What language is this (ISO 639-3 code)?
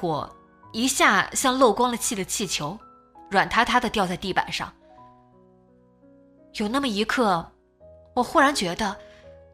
zho